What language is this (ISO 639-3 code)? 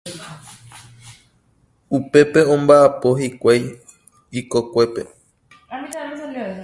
grn